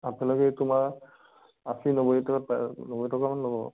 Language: Assamese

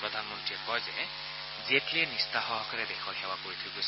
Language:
Assamese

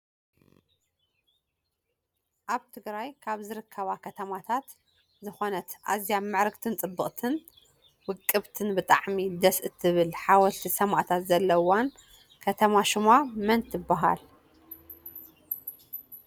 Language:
Tigrinya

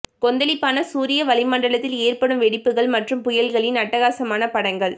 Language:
Tamil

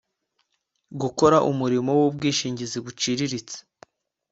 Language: Kinyarwanda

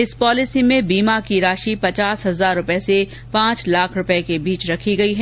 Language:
Hindi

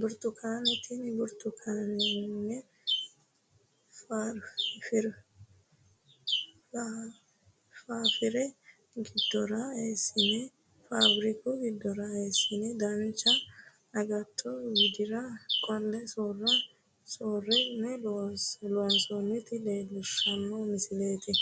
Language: Sidamo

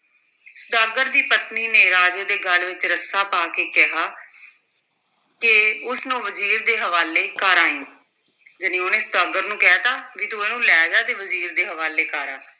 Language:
Punjabi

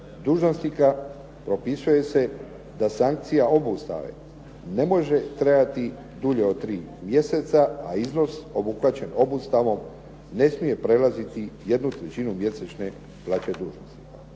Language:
Croatian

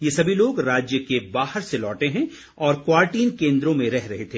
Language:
Hindi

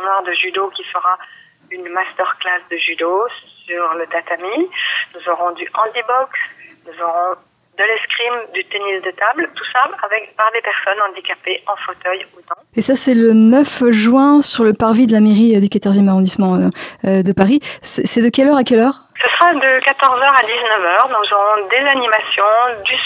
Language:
French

